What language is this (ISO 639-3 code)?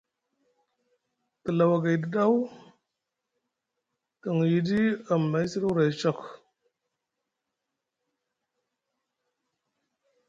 mug